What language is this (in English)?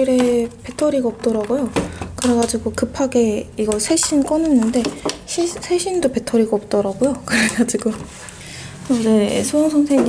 Korean